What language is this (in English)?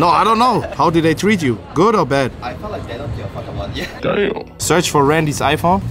German